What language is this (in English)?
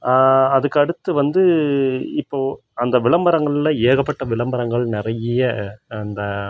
Tamil